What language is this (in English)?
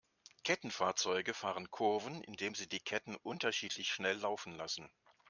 German